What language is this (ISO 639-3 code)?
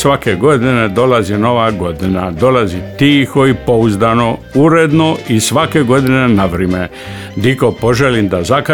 hrv